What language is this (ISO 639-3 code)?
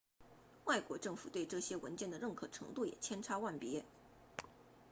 zho